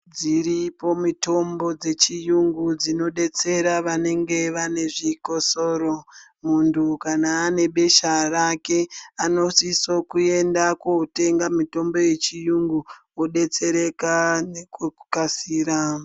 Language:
Ndau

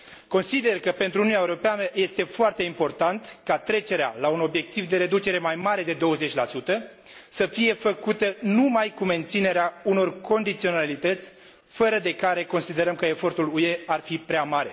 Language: Romanian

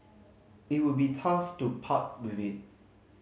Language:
English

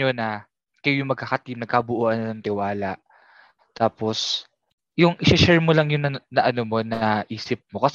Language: Filipino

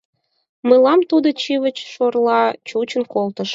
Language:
Mari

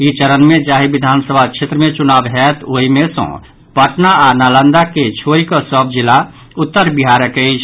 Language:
Maithili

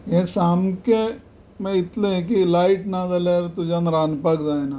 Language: Konkani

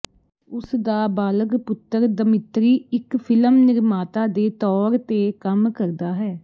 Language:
Punjabi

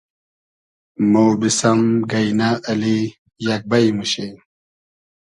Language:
Hazaragi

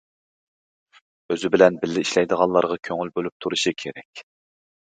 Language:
Uyghur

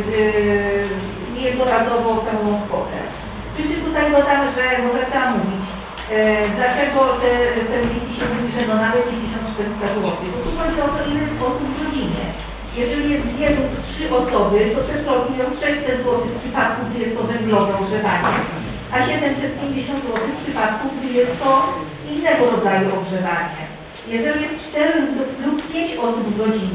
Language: Polish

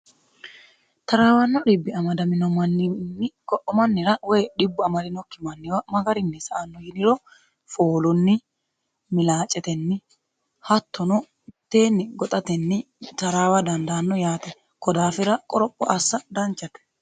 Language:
Sidamo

